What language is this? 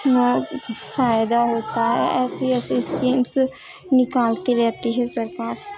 Urdu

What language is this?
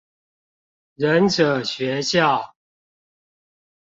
Chinese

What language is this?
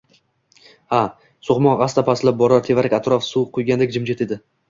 Uzbek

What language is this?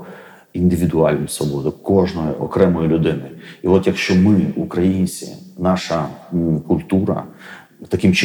Ukrainian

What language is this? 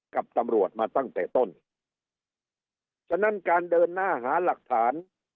Thai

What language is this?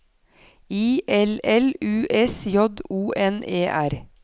Norwegian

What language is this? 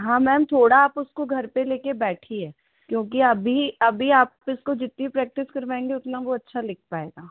Hindi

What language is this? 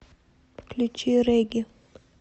Russian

